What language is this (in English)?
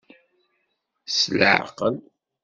Kabyle